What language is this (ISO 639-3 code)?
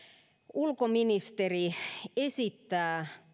fin